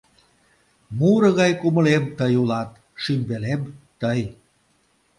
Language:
Mari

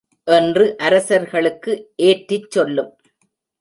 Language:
Tamil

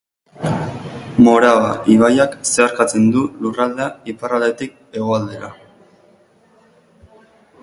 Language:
Basque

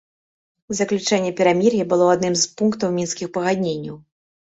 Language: Belarusian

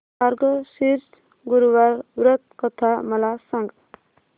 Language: Marathi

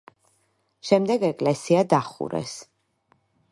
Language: Georgian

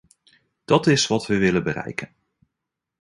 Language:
Dutch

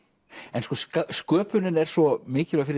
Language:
Icelandic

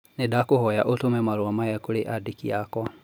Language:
Kikuyu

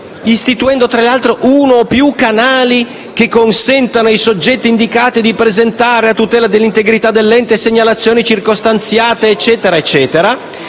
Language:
Italian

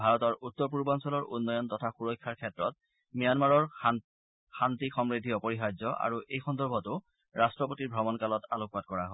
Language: Assamese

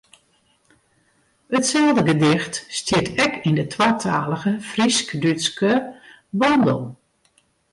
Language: Western Frisian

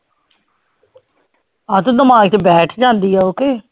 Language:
Punjabi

